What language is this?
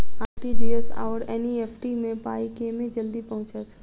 Maithili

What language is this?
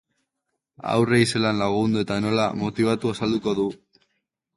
Basque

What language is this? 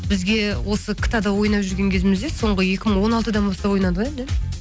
Kazakh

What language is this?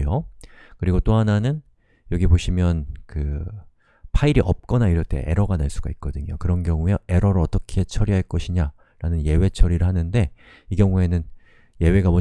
Korean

